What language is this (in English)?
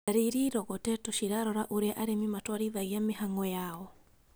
Kikuyu